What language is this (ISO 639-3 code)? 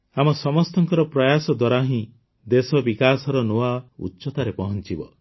ori